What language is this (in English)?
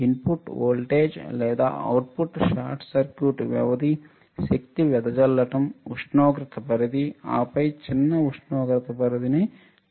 Telugu